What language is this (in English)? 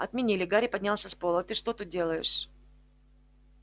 Russian